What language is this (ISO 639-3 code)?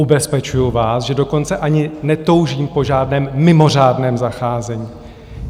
ces